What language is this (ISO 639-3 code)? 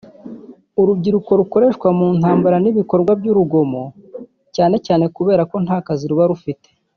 kin